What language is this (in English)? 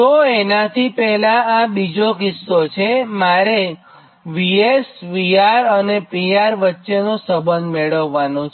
Gujarati